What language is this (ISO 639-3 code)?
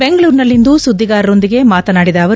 kan